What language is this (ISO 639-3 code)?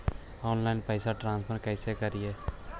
mag